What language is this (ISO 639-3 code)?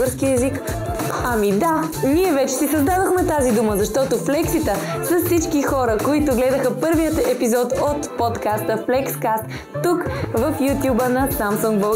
bul